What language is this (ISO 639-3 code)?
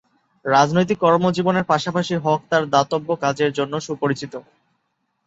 ben